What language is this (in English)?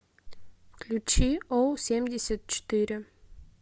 Russian